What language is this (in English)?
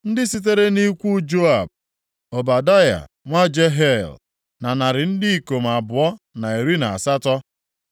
Igbo